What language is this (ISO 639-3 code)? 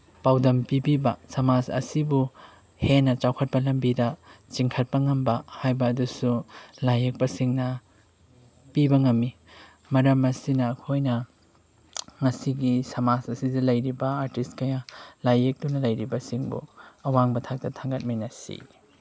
mni